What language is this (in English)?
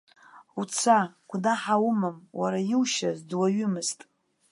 Abkhazian